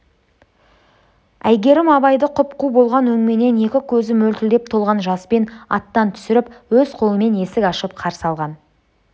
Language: Kazakh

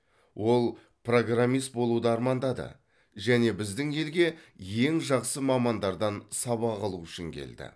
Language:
Kazakh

